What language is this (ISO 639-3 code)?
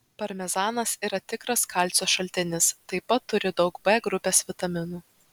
lit